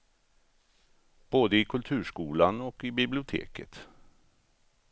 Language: Swedish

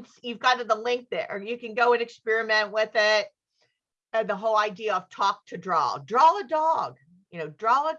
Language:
English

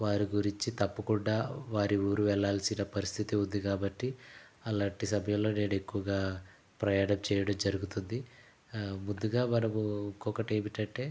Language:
Telugu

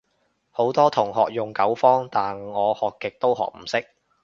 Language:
Cantonese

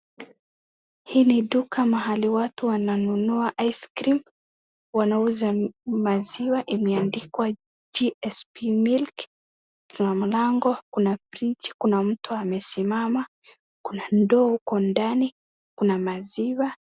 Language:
Swahili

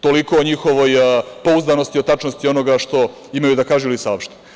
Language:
Serbian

